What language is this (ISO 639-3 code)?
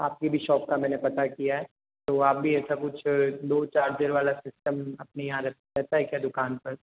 hin